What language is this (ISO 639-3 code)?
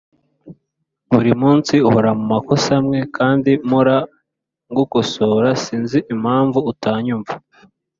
kin